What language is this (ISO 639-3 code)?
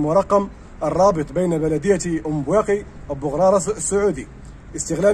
ara